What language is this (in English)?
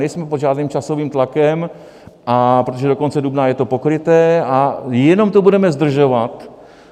Czech